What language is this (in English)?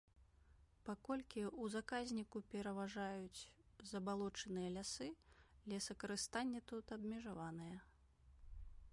Belarusian